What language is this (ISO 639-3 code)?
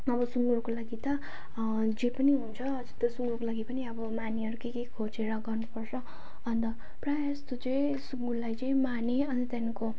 nep